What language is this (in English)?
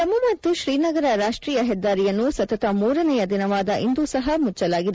Kannada